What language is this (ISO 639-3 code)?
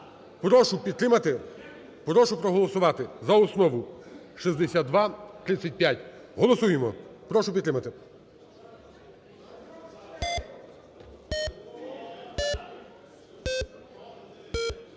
ukr